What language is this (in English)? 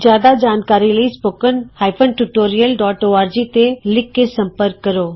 Punjabi